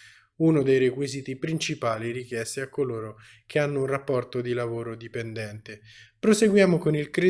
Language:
Italian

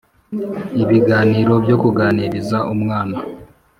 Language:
Kinyarwanda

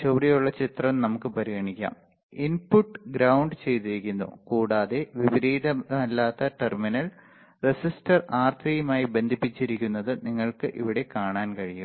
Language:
Malayalam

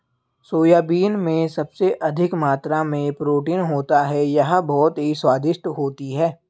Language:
Hindi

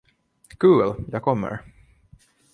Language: Swedish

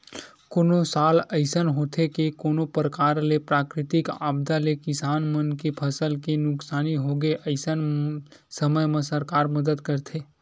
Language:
Chhattisgarhi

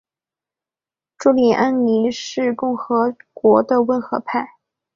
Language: Chinese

